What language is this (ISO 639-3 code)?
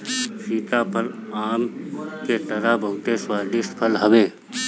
bho